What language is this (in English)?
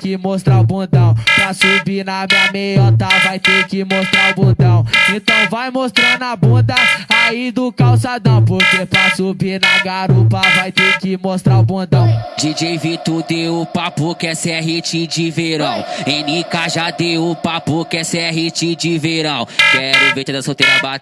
Portuguese